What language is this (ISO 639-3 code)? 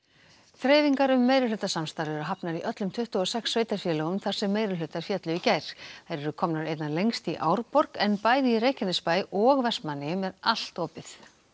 isl